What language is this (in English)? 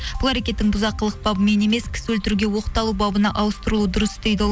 Kazakh